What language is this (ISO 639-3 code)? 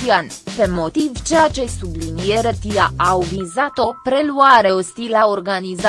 ron